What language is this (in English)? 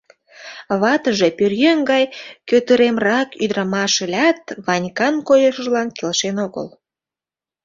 Mari